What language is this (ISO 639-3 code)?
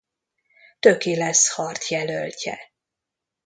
hun